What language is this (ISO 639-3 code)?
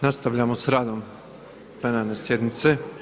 hrv